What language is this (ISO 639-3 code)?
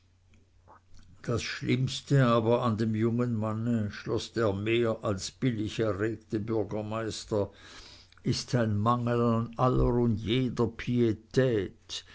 deu